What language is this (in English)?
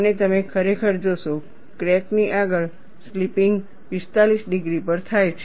Gujarati